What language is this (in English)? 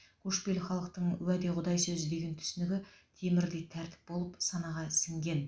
Kazakh